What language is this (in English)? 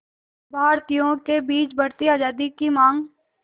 Hindi